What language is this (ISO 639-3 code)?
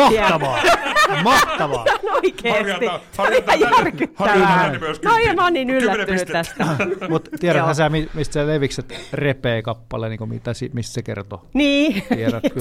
fin